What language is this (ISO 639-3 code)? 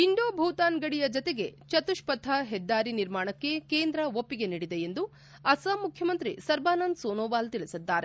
kan